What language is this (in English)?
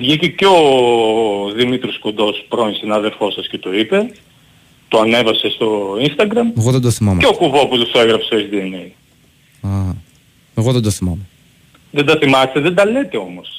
Greek